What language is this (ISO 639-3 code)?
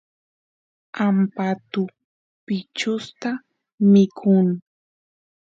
qus